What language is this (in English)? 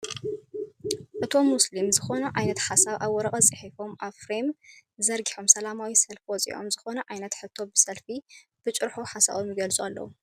Tigrinya